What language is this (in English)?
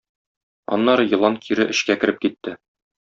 Tatar